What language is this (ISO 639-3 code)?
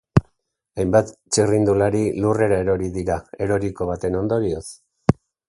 eus